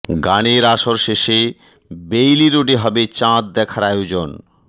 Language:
Bangla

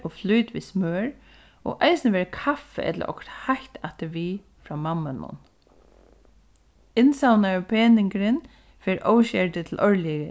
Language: Faroese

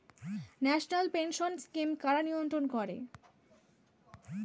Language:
Bangla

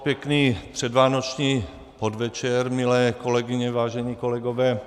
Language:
Czech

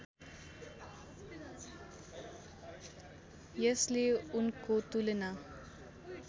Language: Nepali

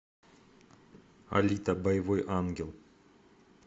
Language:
Russian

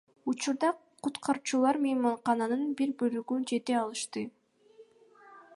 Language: Kyrgyz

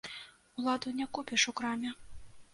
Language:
Belarusian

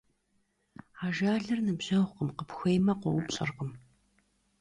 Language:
Kabardian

